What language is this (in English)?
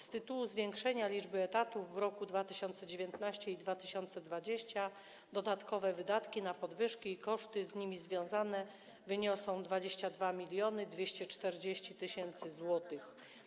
Polish